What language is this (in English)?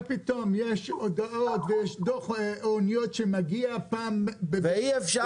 Hebrew